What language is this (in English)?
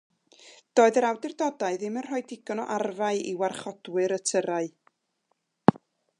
Welsh